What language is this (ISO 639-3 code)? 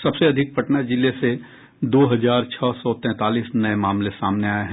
hin